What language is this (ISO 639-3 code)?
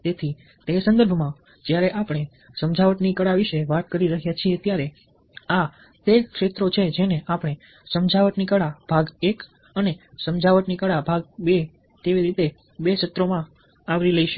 guj